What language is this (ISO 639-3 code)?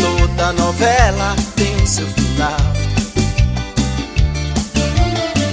por